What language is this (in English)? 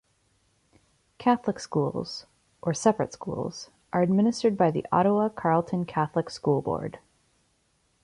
English